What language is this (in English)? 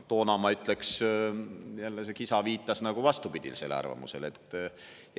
Estonian